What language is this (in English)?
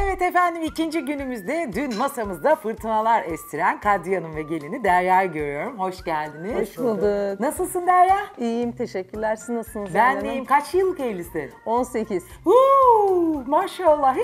Turkish